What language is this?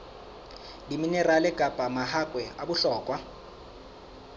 Southern Sotho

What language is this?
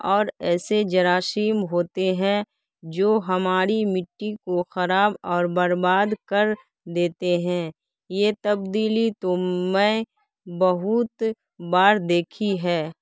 Urdu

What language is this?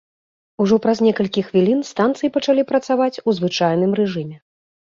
Belarusian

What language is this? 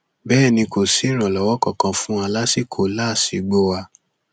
Yoruba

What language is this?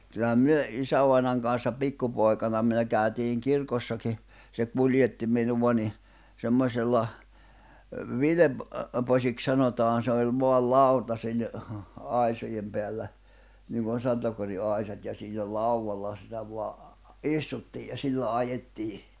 Finnish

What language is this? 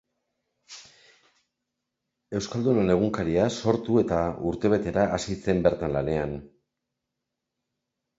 Basque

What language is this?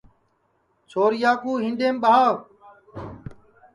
Sansi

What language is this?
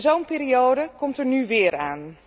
Dutch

